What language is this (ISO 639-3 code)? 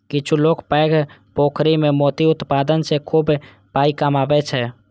mai